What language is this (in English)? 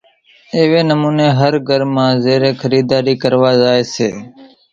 Kachi Koli